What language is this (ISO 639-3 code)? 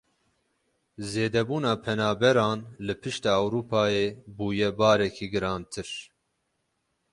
kur